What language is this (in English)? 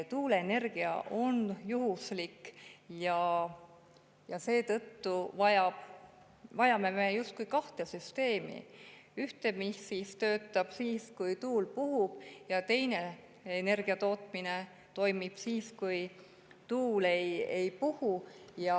Estonian